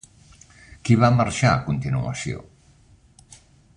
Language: Catalan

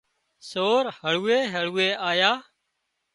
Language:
Wadiyara Koli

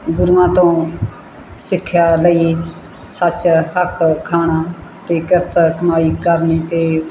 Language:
Punjabi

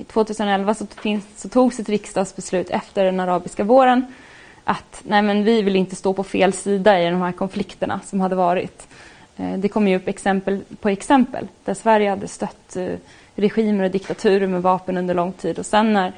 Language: Swedish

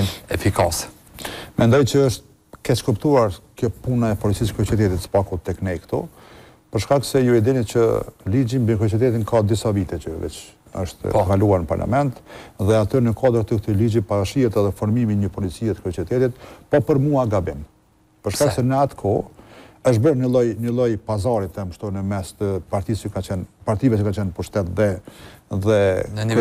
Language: Romanian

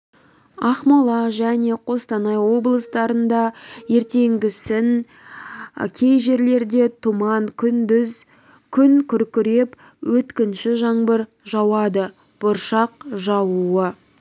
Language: Kazakh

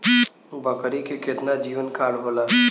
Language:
Bhojpuri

